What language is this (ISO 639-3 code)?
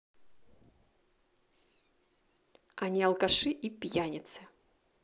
rus